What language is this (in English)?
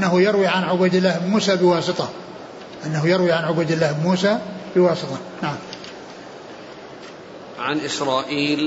Arabic